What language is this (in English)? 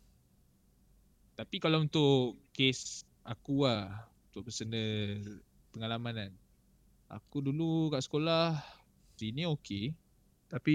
Malay